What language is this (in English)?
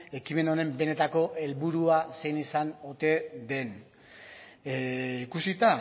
Basque